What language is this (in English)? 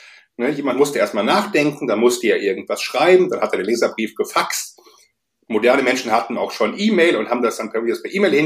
German